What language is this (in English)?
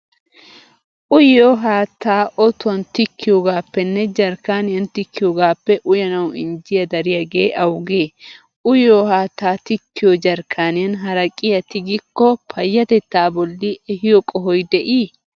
Wolaytta